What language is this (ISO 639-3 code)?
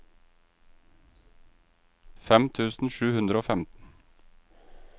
nor